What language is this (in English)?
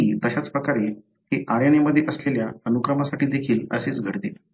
Marathi